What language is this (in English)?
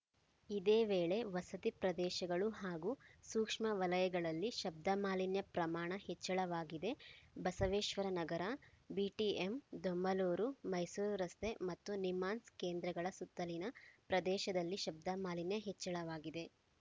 Kannada